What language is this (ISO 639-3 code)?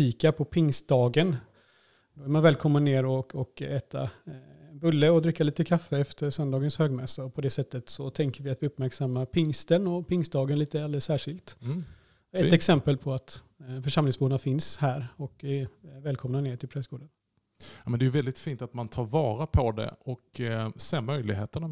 swe